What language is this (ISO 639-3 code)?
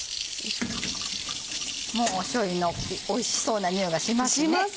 jpn